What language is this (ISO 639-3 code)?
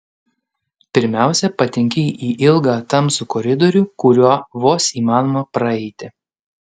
lit